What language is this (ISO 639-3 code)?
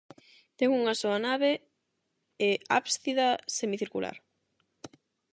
glg